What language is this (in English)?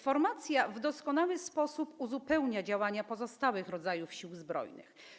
Polish